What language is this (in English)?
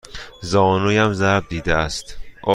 Persian